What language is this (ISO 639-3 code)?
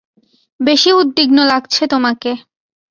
ben